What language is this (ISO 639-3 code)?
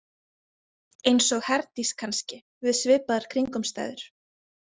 isl